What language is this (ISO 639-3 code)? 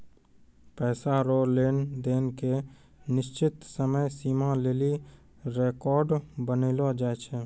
mai